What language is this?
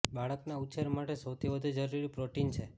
Gujarati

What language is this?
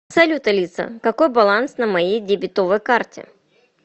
Russian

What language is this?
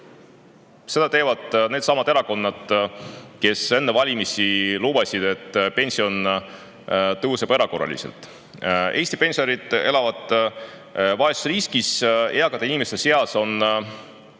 Estonian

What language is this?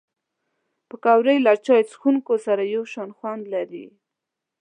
Pashto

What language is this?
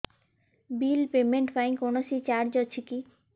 Odia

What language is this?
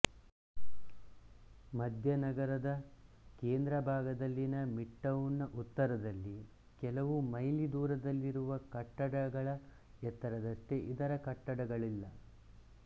Kannada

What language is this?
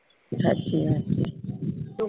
Gujarati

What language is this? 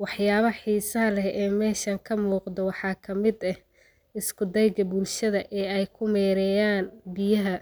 Somali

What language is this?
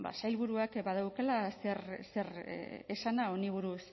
Basque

